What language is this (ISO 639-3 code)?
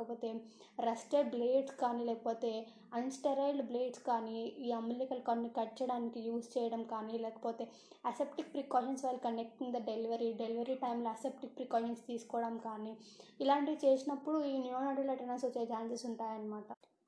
tel